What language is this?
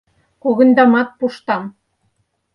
Mari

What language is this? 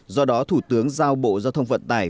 Vietnamese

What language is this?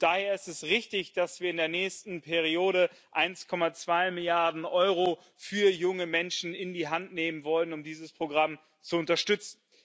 German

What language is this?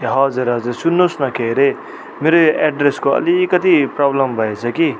Nepali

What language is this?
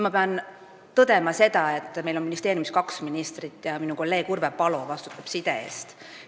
Estonian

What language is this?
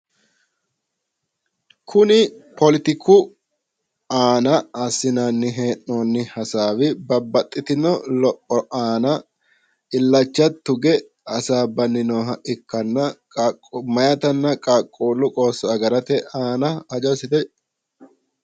Sidamo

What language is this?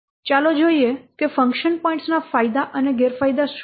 Gujarati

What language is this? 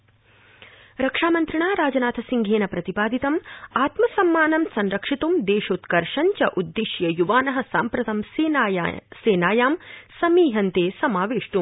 Sanskrit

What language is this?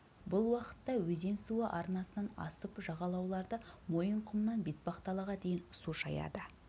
Kazakh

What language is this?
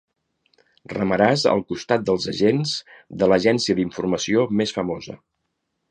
Catalan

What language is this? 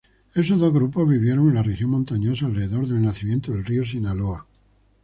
Spanish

